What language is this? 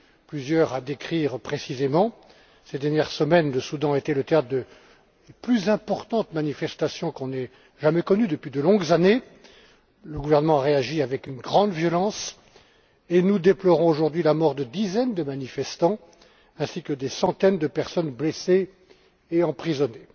French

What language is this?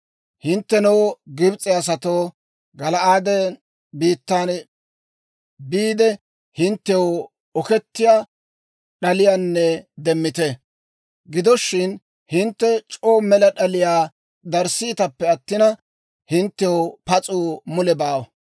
Dawro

